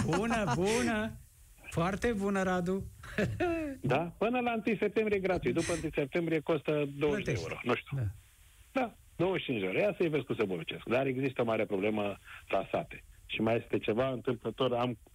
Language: Romanian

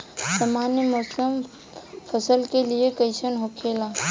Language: Bhojpuri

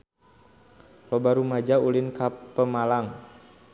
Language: Sundanese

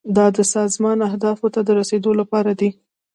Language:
Pashto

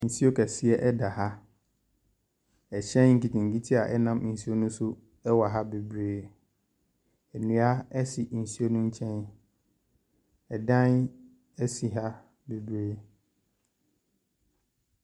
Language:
Akan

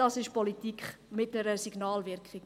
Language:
Swiss German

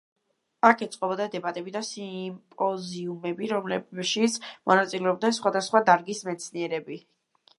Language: Georgian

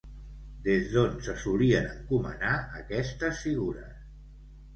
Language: Catalan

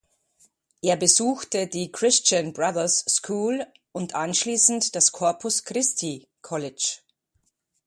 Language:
German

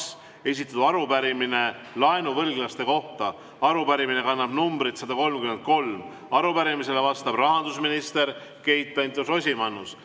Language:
Estonian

